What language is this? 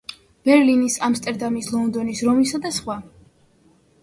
Georgian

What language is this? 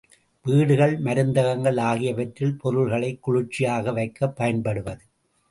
Tamil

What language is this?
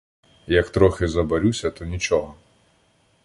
Ukrainian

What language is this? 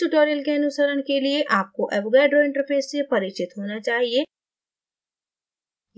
Hindi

